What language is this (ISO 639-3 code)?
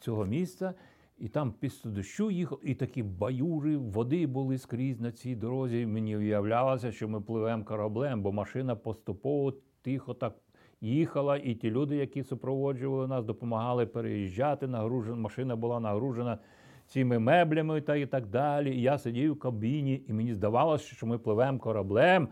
ukr